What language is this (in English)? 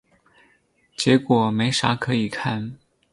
Chinese